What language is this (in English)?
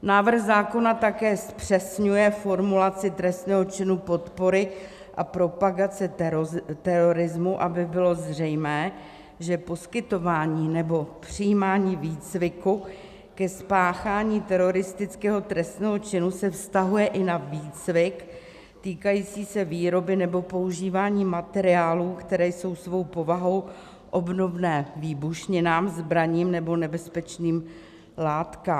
Czech